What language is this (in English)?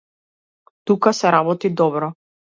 Macedonian